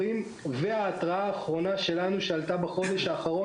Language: Hebrew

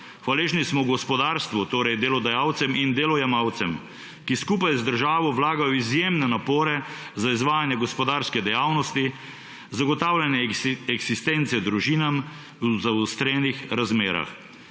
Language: Slovenian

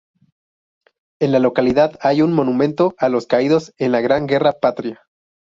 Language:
Spanish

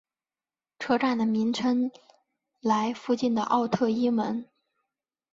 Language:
Chinese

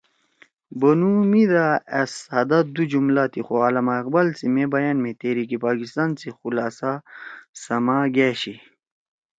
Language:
Torwali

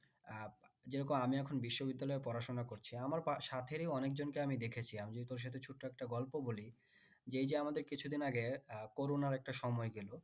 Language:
Bangla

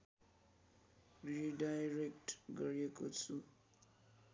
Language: Nepali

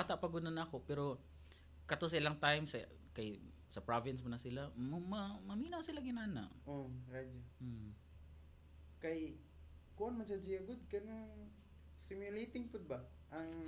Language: Filipino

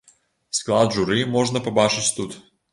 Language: Belarusian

